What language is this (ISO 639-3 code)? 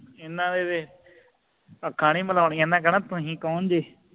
pan